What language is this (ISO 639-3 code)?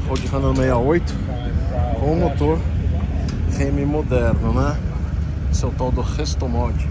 por